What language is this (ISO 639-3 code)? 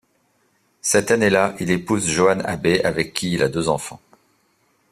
fra